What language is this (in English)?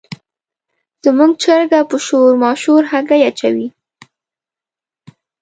Pashto